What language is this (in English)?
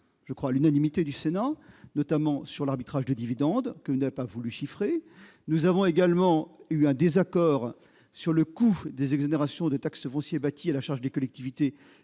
French